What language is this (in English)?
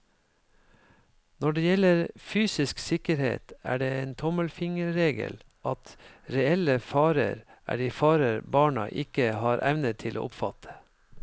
Norwegian